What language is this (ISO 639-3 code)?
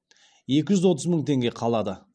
kaz